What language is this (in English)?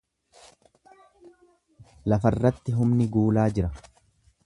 Oromo